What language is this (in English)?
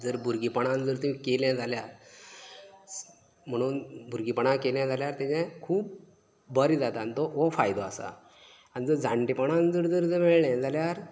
Konkani